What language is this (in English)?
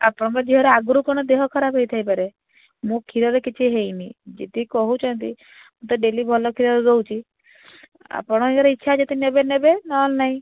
Odia